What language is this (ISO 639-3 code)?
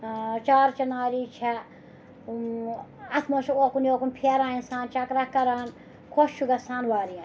kas